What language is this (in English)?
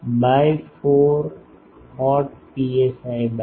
Gujarati